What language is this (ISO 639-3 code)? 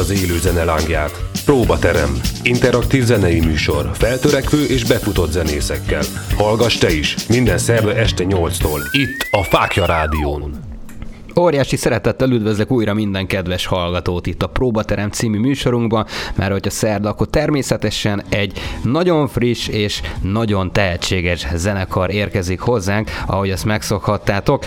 hun